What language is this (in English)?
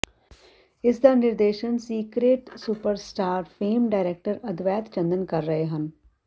Punjabi